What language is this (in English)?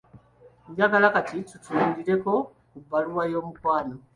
Ganda